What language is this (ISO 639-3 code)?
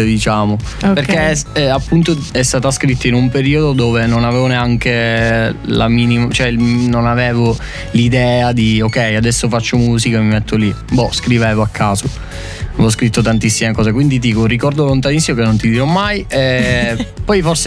ita